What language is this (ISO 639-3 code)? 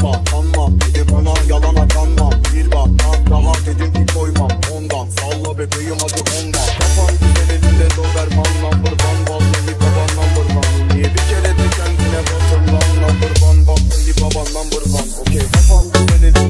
tur